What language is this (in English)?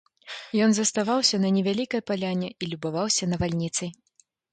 Belarusian